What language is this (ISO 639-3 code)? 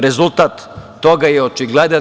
srp